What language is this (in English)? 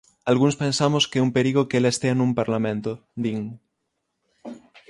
Galician